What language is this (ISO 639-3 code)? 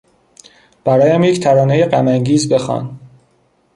fas